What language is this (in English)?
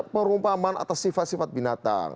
Indonesian